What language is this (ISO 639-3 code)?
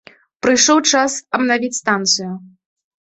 bel